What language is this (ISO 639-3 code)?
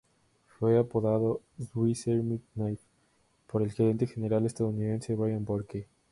spa